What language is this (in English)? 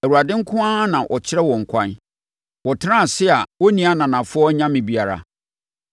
Akan